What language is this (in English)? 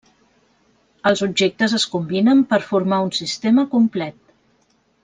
Catalan